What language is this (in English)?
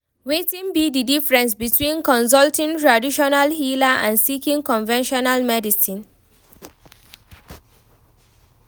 Nigerian Pidgin